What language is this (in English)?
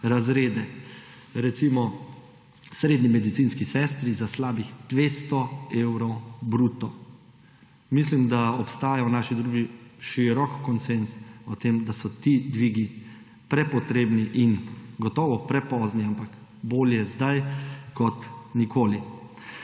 Slovenian